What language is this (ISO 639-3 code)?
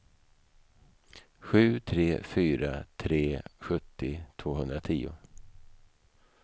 swe